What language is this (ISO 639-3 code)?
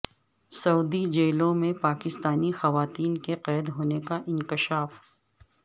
urd